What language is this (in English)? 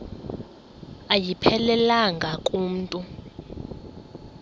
Xhosa